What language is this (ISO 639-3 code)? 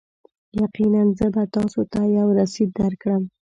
pus